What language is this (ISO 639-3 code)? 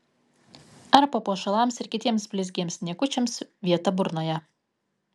lit